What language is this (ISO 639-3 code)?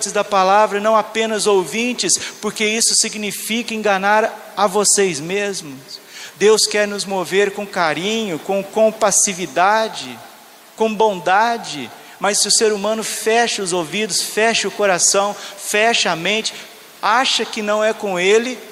por